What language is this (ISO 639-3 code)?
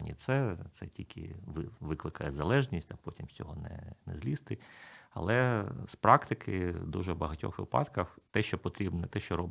ukr